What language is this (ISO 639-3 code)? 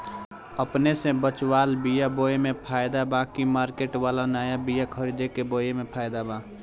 bho